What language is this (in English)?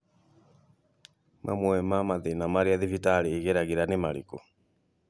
Kikuyu